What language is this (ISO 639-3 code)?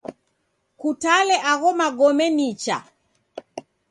dav